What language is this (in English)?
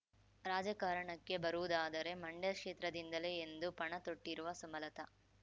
Kannada